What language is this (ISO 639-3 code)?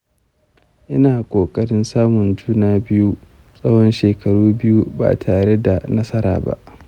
hau